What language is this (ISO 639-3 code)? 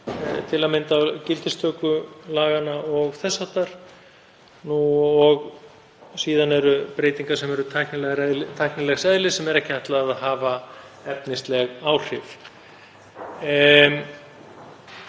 isl